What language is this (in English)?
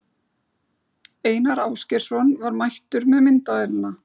Icelandic